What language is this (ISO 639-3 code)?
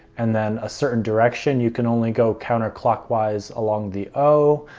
eng